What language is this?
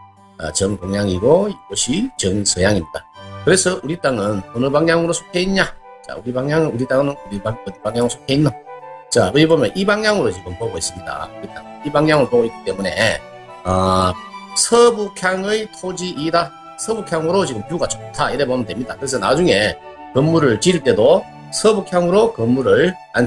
Korean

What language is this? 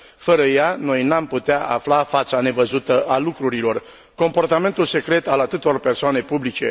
Romanian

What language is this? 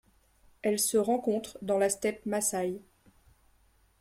French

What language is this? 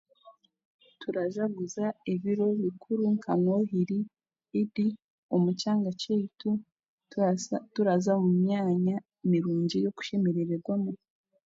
Chiga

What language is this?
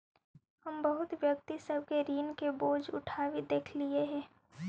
Magahi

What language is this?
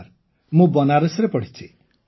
Odia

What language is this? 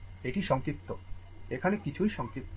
Bangla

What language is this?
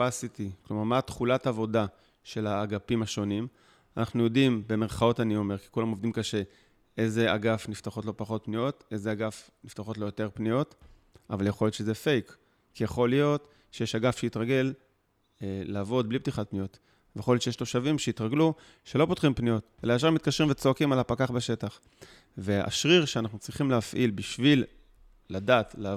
Hebrew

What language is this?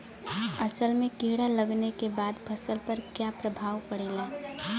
Bhojpuri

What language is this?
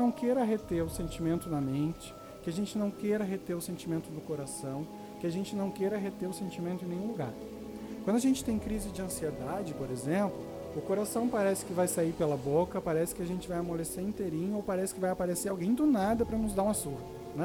Portuguese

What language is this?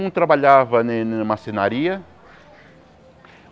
Portuguese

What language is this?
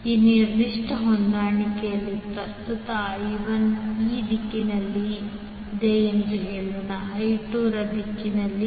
Kannada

